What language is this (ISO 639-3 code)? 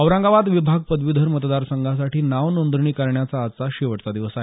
mar